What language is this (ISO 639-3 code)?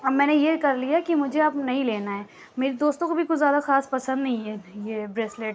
urd